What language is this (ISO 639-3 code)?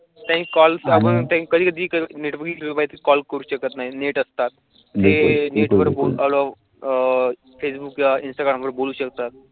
mar